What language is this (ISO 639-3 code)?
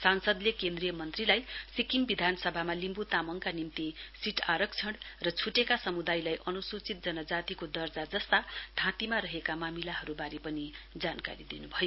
nep